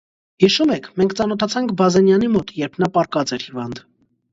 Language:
Armenian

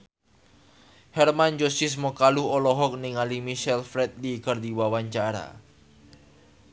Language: Sundanese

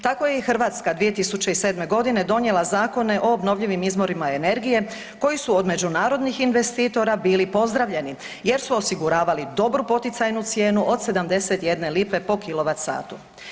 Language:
Croatian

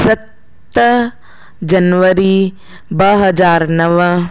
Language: Sindhi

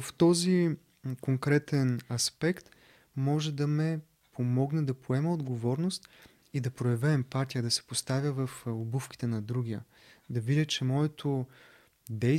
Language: Bulgarian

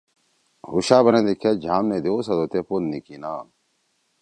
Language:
Torwali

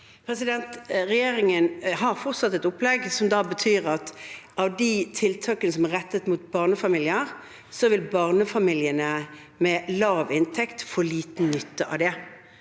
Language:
Norwegian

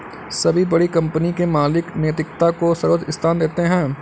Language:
Hindi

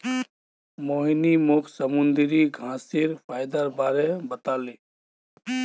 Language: Magahi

